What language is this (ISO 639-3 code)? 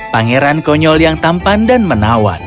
ind